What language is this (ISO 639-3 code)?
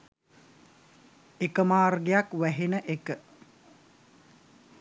sin